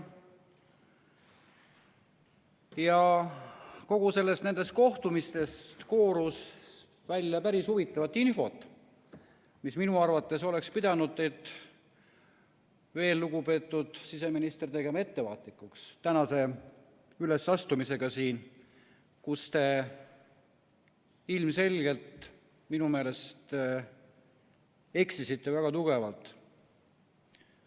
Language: Estonian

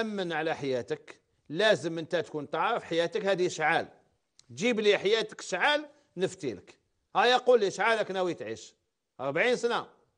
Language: Arabic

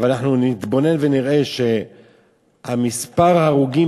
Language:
Hebrew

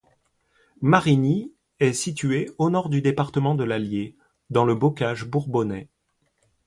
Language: French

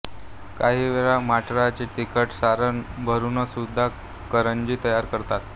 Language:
Marathi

